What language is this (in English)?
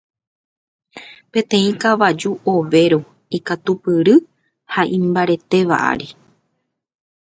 Guarani